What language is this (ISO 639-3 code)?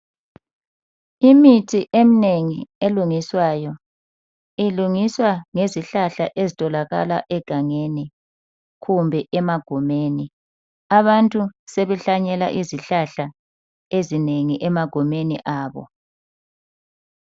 nde